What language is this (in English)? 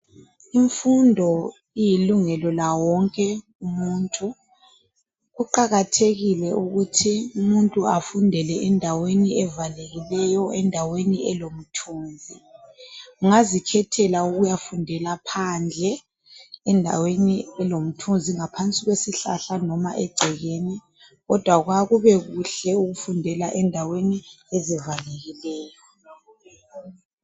North Ndebele